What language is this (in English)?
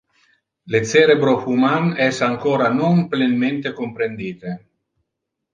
Interlingua